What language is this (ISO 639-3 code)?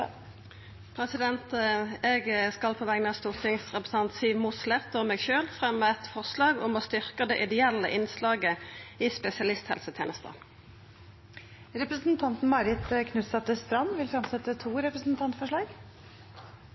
nno